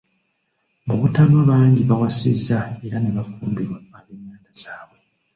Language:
Ganda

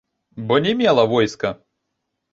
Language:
Belarusian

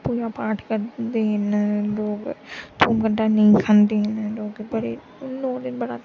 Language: Dogri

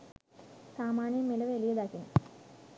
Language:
Sinhala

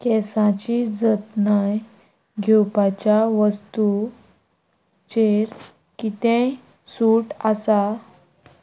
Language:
Konkani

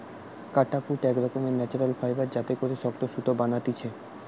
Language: Bangla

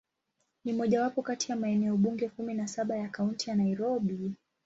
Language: Swahili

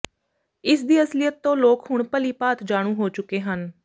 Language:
Punjabi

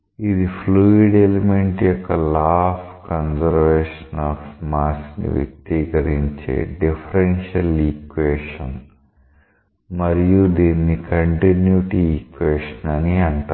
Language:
Telugu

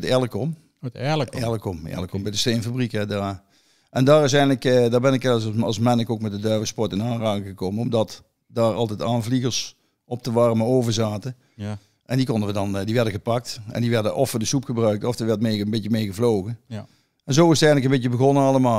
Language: Dutch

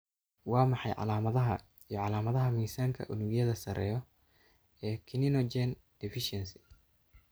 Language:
Somali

